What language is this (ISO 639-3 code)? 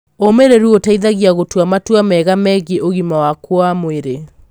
kik